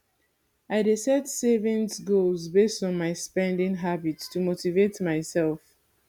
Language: Nigerian Pidgin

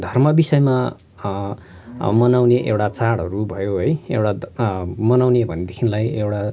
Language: Nepali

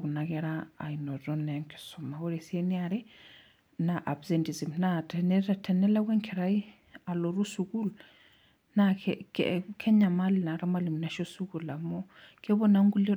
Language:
Masai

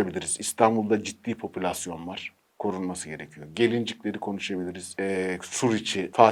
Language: Turkish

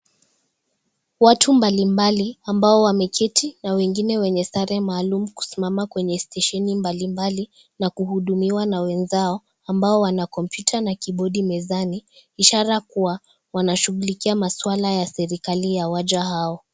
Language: Swahili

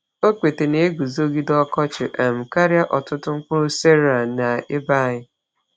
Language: Igbo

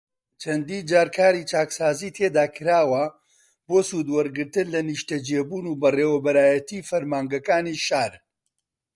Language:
Central Kurdish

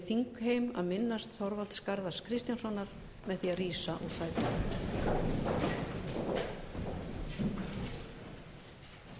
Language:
Icelandic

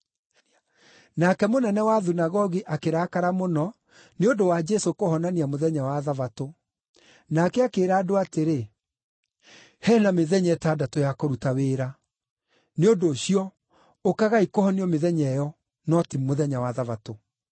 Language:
Kikuyu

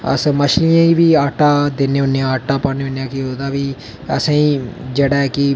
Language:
Dogri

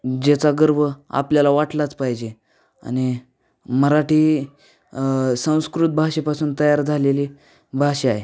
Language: Marathi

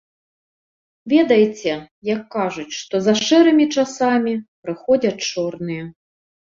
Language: Belarusian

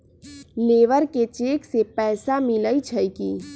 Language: Magahi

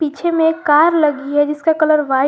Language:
Hindi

